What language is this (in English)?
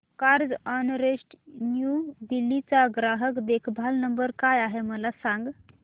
Marathi